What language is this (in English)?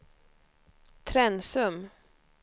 Swedish